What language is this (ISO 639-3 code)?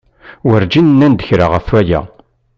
kab